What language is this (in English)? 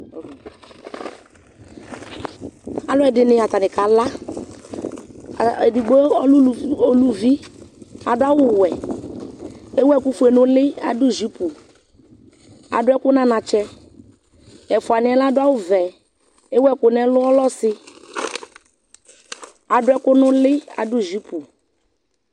Ikposo